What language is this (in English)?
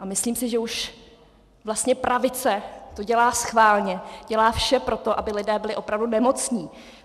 Czech